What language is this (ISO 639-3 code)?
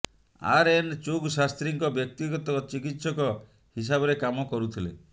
ori